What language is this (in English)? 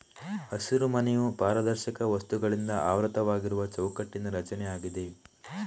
Kannada